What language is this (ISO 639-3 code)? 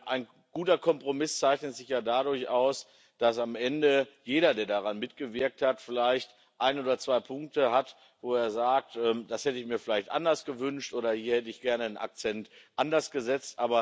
deu